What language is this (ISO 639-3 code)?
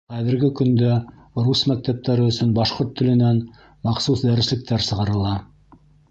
bak